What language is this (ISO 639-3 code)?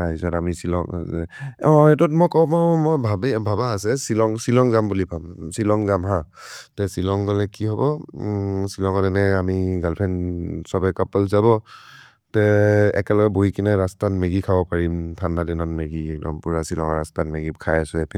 mrr